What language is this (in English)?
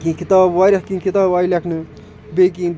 Kashmiri